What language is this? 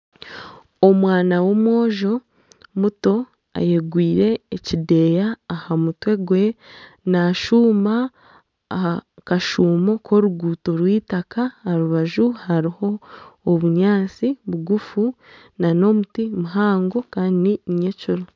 Nyankole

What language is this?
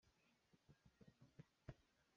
Hakha Chin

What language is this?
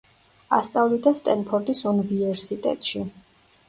Georgian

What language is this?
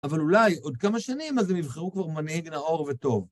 Hebrew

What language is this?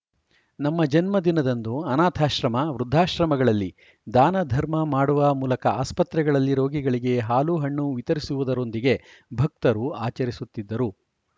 Kannada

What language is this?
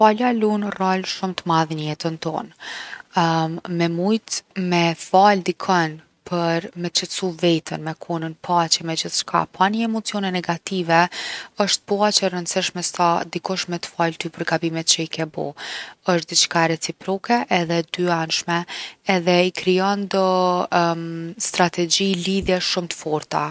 Gheg Albanian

